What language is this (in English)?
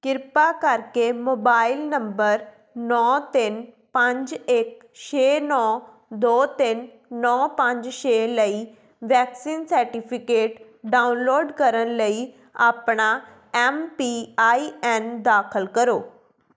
Punjabi